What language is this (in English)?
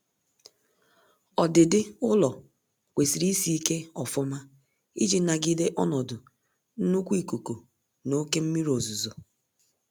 Igbo